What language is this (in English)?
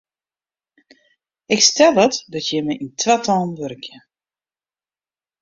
Western Frisian